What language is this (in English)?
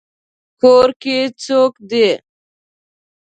Pashto